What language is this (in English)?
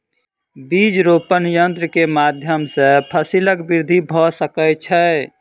Maithili